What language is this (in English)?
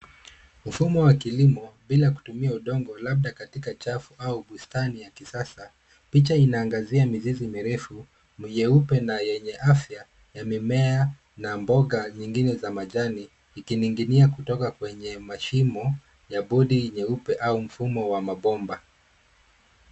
Swahili